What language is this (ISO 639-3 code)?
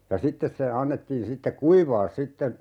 fin